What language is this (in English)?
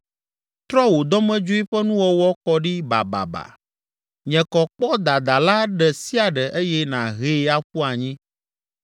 Ewe